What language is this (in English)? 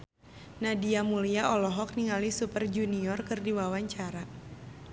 Sundanese